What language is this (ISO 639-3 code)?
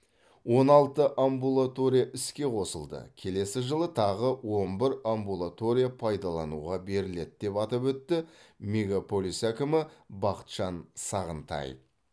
kaz